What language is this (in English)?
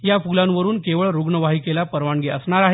Marathi